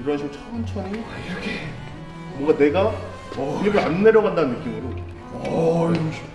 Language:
Korean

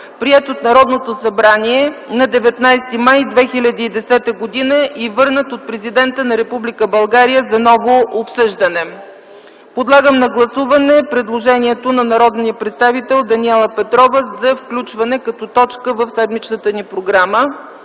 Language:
Bulgarian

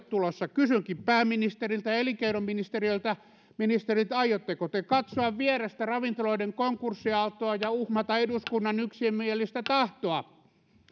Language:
Finnish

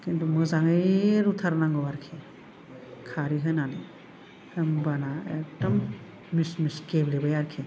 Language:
Bodo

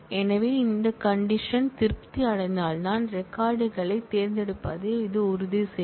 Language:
Tamil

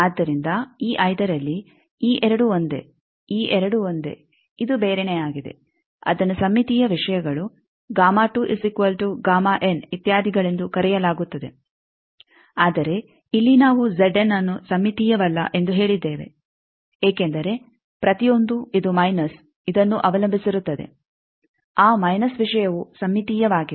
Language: Kannada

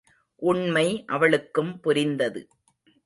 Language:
Tamil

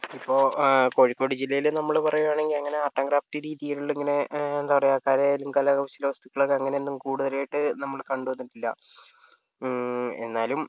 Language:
Malayalam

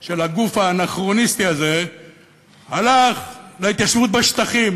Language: Hebrew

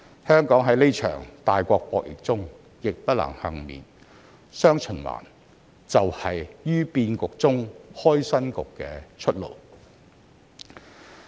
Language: Cantonese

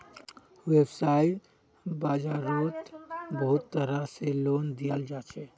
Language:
Magahi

